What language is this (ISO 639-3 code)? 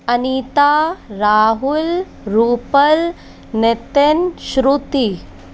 hin